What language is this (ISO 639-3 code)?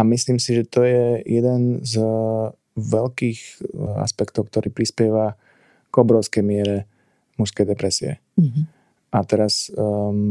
slk